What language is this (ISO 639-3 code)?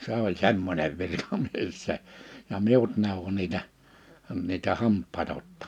fin